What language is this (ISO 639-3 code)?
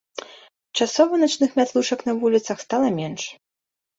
bel